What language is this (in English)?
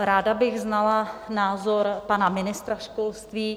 Czech